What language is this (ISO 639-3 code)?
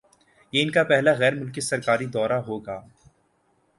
urd